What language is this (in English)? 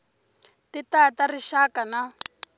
Tsonga